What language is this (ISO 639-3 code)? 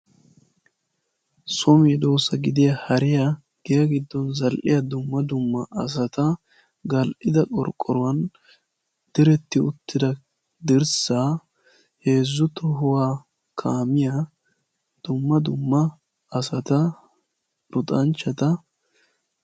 wal